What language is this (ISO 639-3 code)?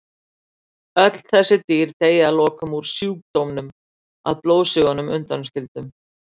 isl